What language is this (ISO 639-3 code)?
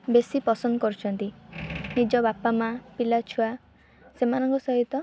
ori